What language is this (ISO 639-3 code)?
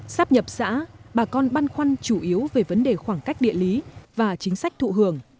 vie